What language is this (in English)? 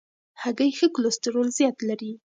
Pashto